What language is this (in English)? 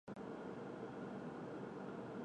Chinese